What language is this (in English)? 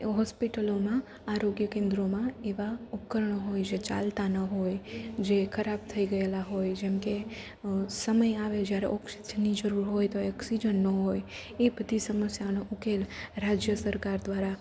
Gujarati